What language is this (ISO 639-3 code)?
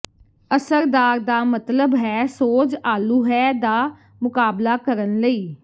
pan